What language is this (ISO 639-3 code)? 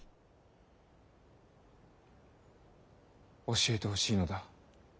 jpn